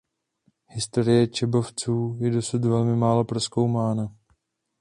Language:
Czech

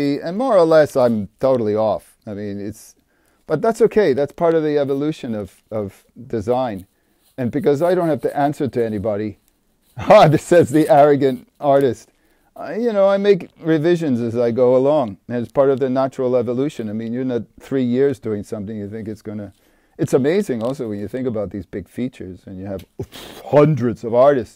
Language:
English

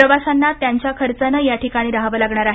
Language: Marathi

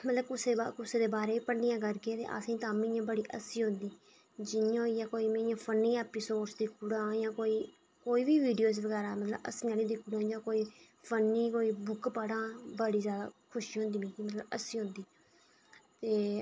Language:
Dogri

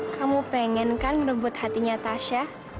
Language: Indonesian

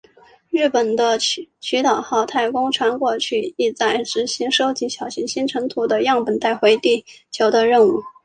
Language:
Chinese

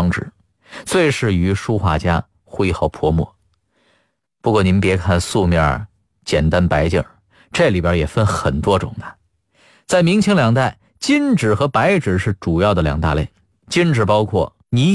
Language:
Chinese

